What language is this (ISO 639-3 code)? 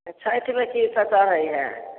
mai